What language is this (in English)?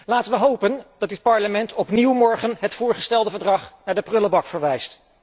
Dutch